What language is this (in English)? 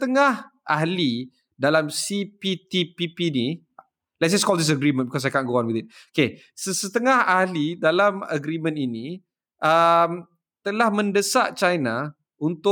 Malay